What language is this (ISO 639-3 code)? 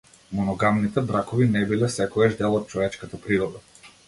mkd